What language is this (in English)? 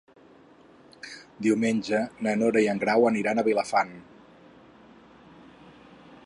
Catalan